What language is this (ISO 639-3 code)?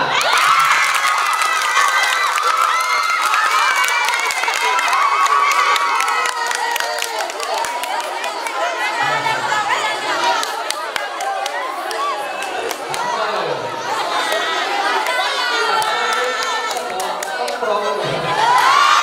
ind